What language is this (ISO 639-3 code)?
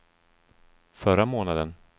swe